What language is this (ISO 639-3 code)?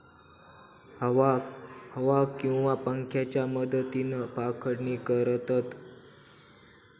mar